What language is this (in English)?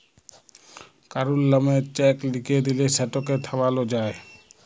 Bangla